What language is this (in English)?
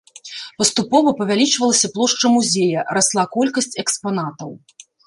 Belarusian